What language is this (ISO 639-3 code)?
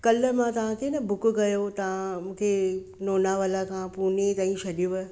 snd